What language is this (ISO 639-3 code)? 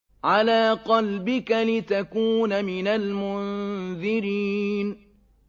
ara